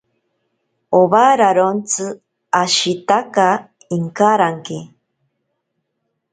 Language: Ashéninka Perené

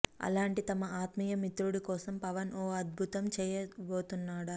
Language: Telugu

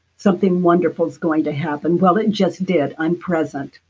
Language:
English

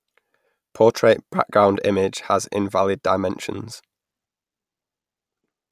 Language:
English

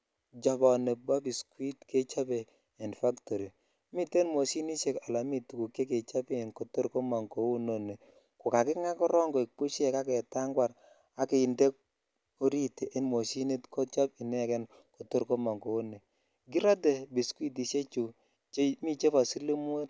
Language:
Kalenjin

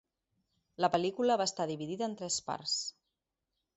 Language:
Catalan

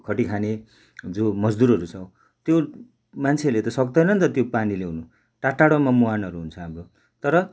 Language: Nepali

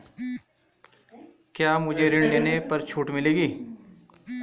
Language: Hindi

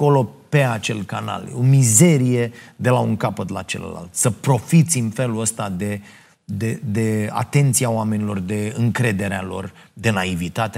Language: Romanian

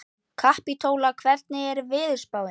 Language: Icelandic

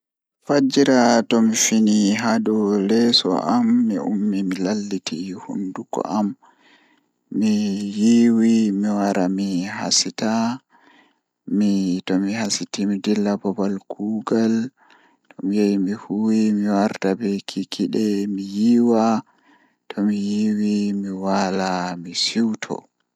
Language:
Fula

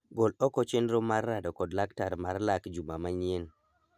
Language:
Luo (Kenya and Tanzania)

